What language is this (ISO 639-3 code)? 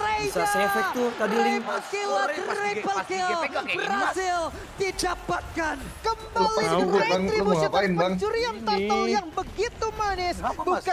ind